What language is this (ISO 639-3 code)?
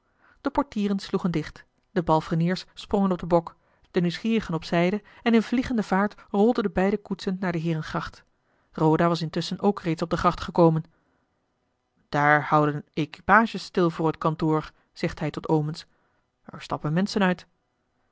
nld